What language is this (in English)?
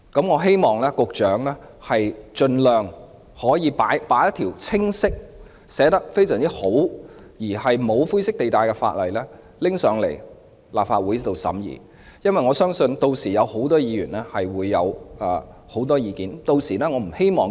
Cantonese